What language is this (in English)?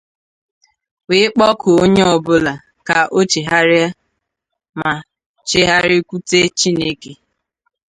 Igbo